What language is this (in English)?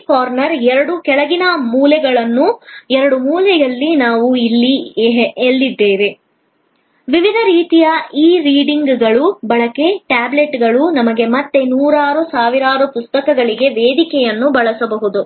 Kannada